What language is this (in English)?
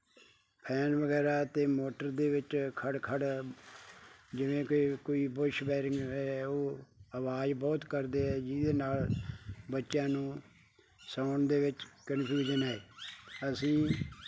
Punjabi